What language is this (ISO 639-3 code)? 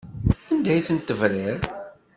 kab